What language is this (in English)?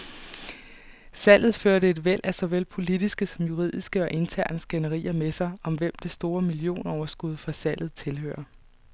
Danish